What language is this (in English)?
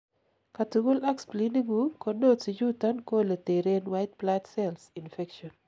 Kalenjin